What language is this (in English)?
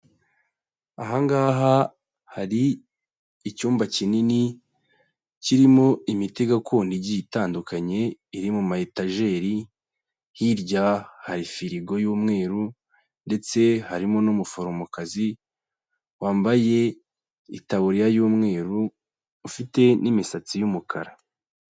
Kinyarwanda